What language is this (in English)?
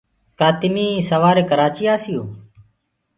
Gurgula